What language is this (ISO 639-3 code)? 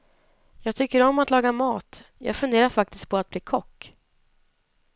swe